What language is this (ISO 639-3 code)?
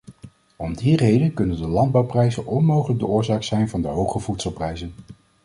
nld